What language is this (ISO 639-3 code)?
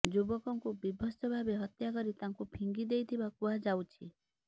ori